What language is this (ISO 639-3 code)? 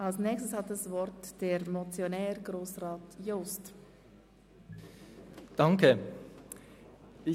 gsw